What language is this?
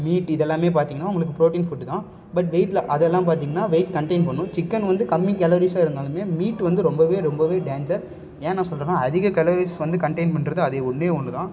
Tamil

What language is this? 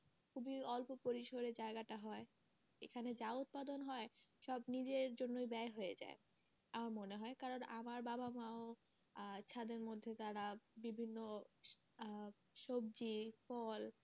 Bangla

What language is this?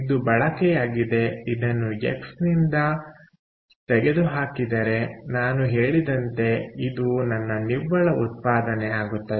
Kannada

